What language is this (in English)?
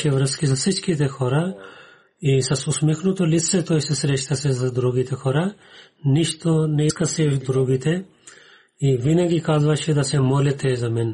Bulgarian